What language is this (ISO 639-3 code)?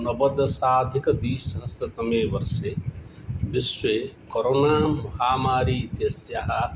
san